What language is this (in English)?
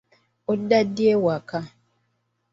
Ganda